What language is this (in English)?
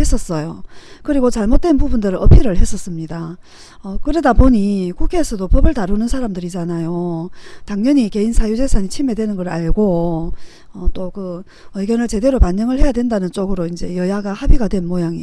Korean